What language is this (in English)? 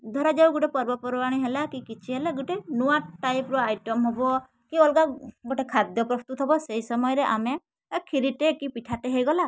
Odia